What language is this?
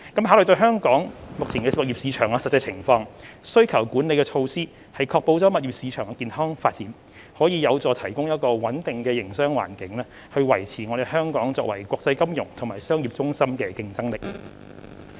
Cantonese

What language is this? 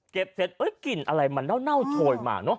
Thai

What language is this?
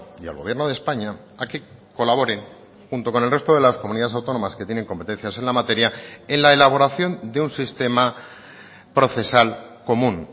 Spanish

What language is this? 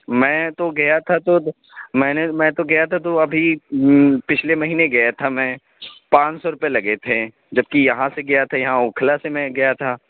Urdu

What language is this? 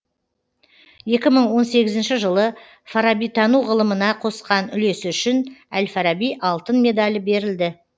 Kazakh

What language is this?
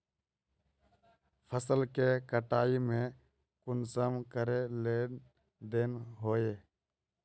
Magahi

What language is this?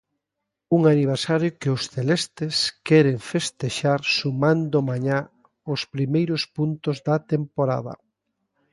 Galician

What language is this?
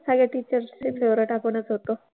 Marathi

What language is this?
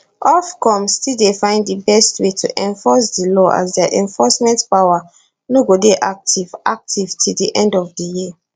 Nigerian Pidgin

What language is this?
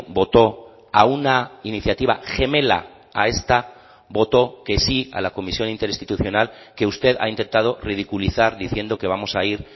Spanish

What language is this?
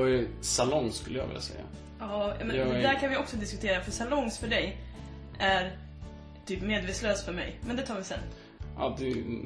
Swedish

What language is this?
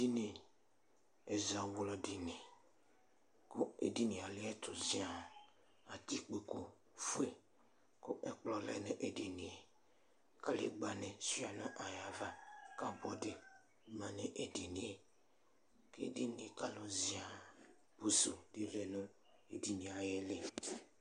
Ikposo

